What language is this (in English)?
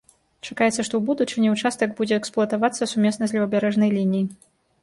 Belarusian